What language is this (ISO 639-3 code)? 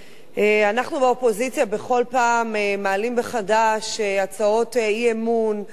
heb